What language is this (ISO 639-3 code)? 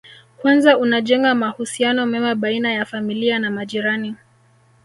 swa